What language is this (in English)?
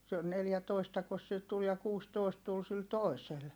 Finnish